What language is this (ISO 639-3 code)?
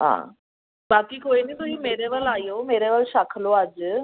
pan